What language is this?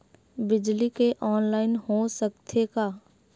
Chhattisgarhi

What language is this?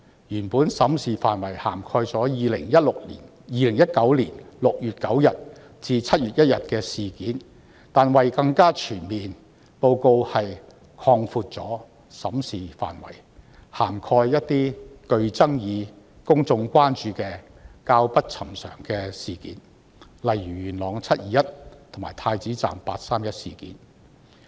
Cantonese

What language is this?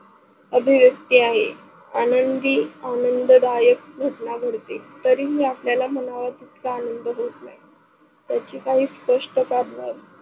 Marathi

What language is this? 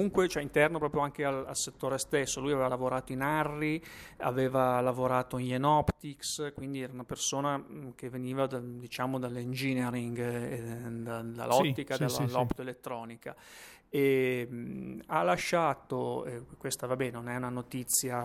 Italian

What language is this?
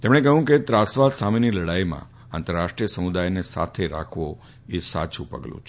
Gujarati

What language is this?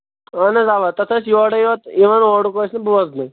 Kashmiri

